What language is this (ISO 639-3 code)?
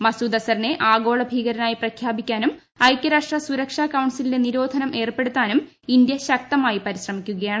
mal